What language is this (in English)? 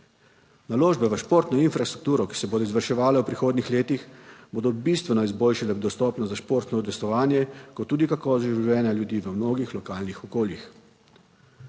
Slovenian